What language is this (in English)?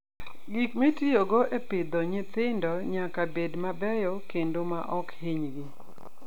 Luo (Kenya and Tanzania)